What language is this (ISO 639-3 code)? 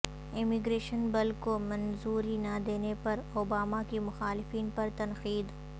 urd